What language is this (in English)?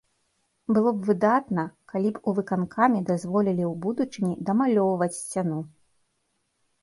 Belarusian